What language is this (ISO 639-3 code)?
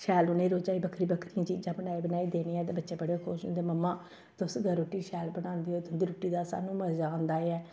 doi